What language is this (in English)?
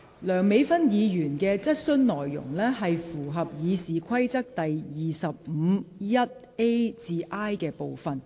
Cantonese